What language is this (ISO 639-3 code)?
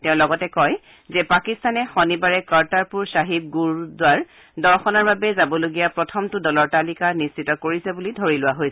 asm